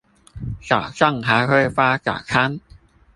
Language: Chinese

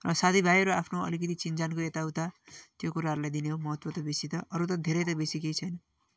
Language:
Nepali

